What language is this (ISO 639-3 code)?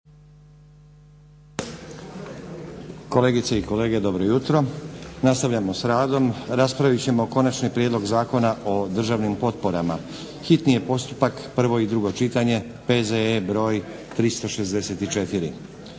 hrv